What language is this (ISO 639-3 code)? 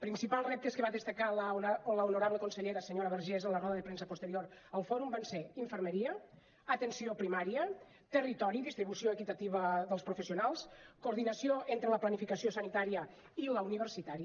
cat